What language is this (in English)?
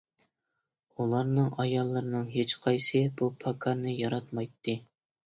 Uyghur